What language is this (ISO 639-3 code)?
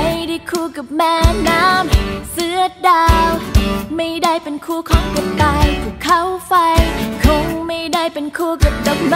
tha